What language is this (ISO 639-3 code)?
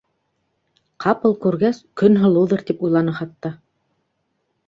bak